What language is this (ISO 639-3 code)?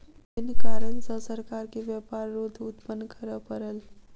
mai